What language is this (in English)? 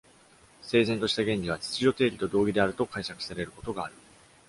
Japanese